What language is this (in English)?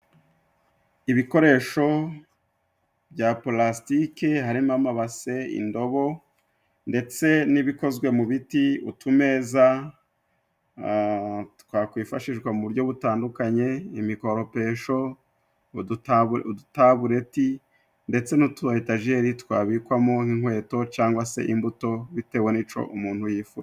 Kinyarwanda